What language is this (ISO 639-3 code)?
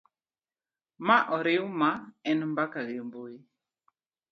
luo